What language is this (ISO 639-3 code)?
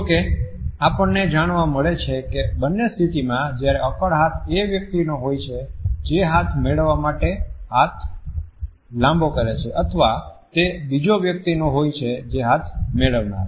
guj